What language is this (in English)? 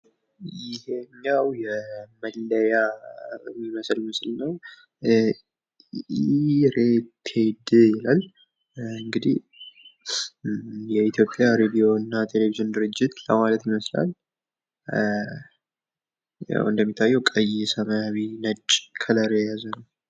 Amharic